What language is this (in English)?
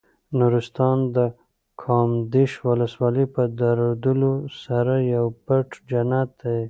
Pashto